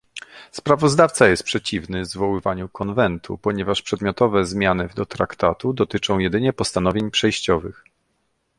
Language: Polish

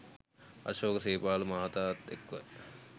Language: Sinhala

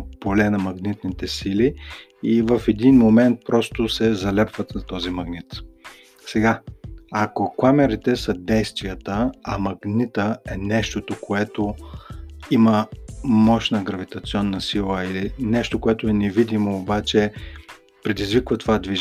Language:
Bulgarian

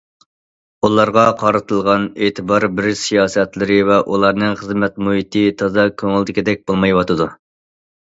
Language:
Uyghur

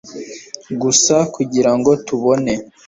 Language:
Kinyarwanda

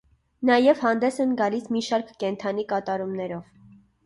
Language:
Armenian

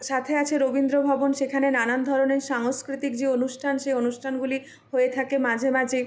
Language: Bangla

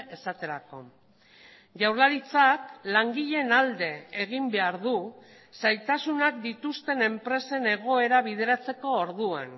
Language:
Basque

